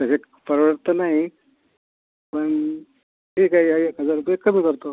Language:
Marathi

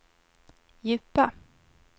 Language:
Swedish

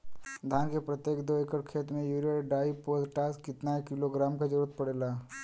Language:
Bhojpuri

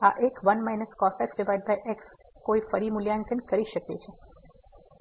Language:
Gujarati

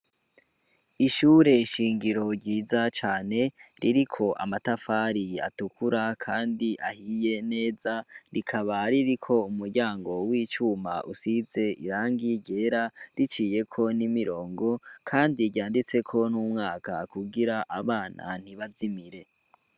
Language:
Rundi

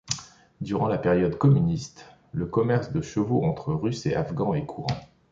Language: French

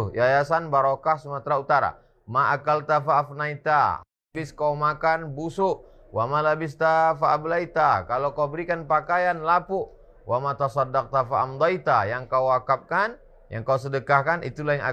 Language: Indonesian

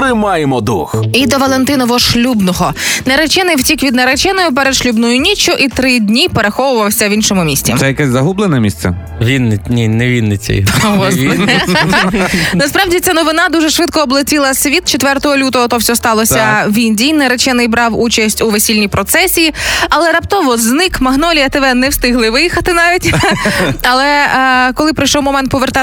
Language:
Ukrainian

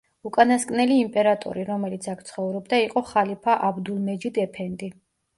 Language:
Georgian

